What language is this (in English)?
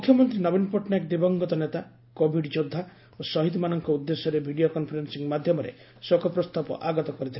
Odia